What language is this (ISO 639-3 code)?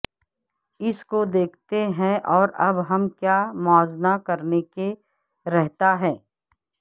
urd